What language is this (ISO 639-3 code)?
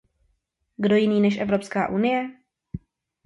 ces